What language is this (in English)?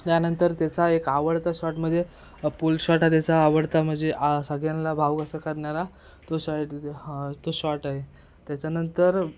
Marathi